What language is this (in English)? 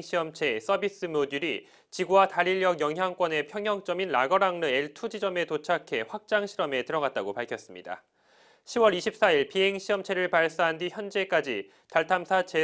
Korean